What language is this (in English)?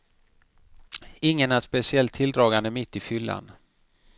Swedish